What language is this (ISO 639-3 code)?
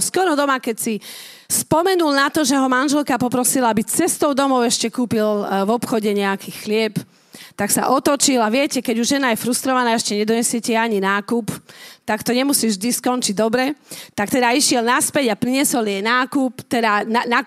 slk